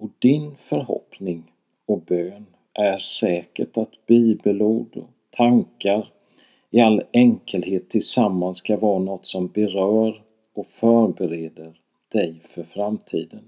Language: Swedish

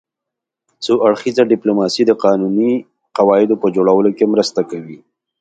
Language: Pashto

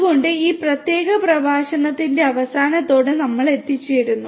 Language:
Malayalam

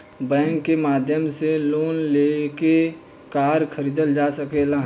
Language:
Bhojpuri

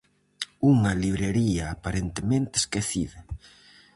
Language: Galician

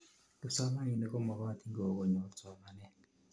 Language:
Kalenjin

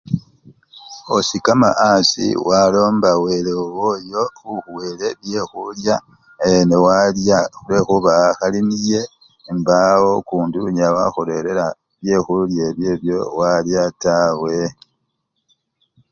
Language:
Luyia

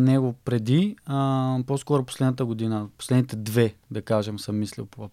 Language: Bulgarian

